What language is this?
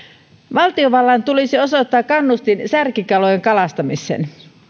Finnish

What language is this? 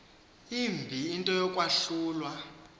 Xhosa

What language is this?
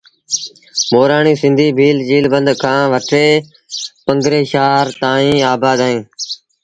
Sindhi Bhil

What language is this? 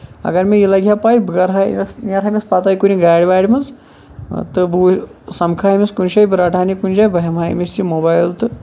Kashmiri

